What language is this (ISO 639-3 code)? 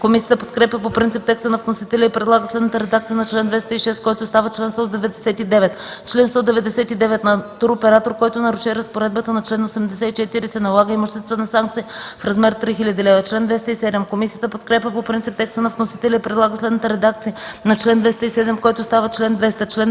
bul